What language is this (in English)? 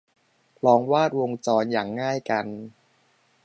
Thai